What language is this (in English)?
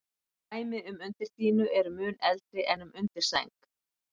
Icelandic